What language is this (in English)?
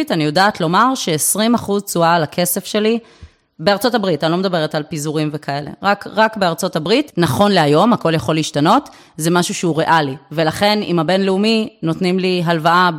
Hebrew